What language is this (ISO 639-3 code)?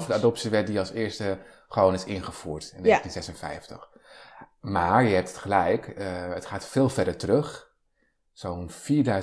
nld